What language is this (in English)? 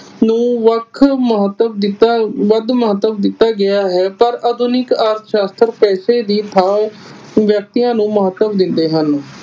Punjabi